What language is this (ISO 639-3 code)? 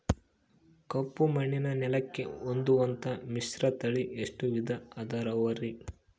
kan